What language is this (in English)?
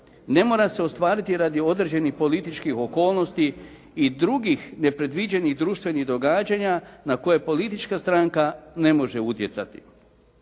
Croatian